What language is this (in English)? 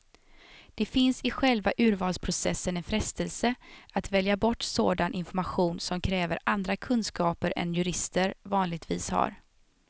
Swedish